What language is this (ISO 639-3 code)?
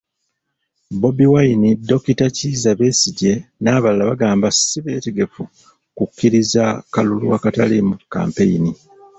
lug